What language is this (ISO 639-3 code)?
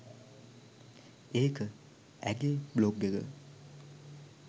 sin